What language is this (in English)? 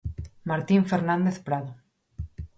Galician